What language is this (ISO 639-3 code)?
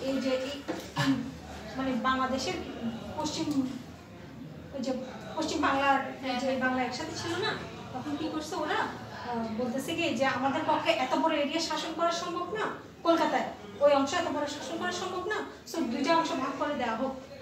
ron